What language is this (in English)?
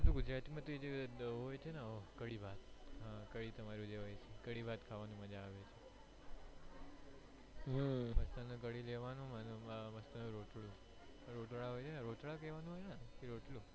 Gujarati